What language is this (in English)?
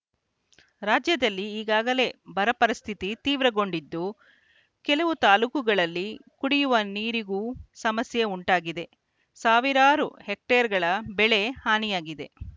Kannada